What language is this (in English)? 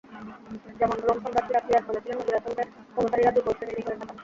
Bangla